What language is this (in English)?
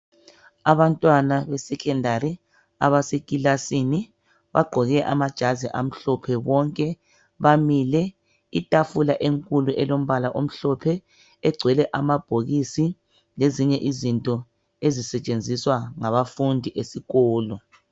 North Ndebele